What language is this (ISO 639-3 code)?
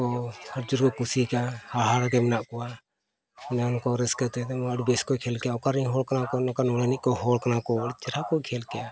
sat